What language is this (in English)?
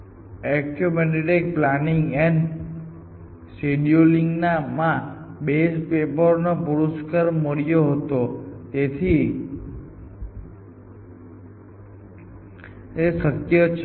Gujarati